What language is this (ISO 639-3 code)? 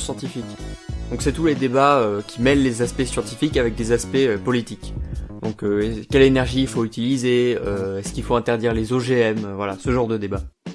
fra